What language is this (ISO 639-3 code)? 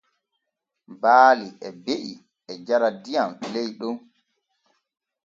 fue